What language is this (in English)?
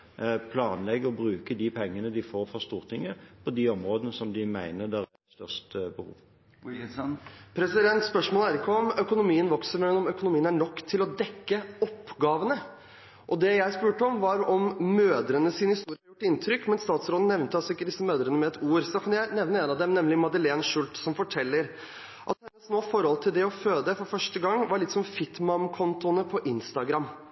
Norwegian Bokmål